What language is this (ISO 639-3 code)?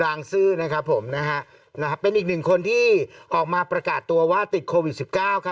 tha